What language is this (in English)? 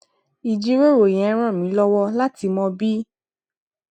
Yoruba